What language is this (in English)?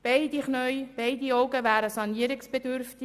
Swiss German